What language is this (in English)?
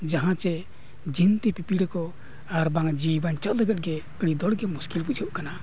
Santali